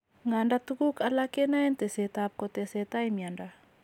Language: Kalenjin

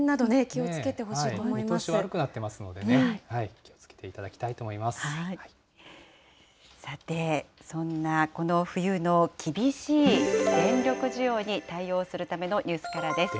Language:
Japanese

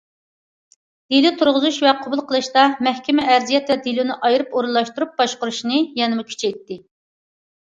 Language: Uyghur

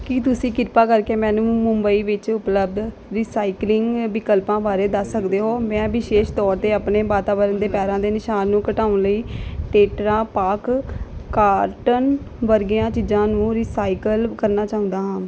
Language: Punjabi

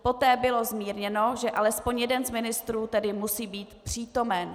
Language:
Czech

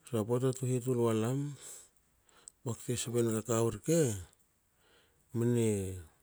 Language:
Hakö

